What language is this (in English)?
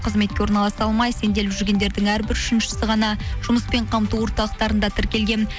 Kazakh